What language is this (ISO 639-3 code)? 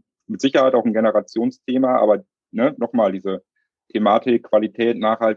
deu